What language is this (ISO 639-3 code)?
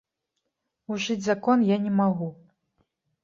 bel